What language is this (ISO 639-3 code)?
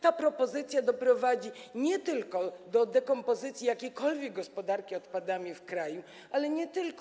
pol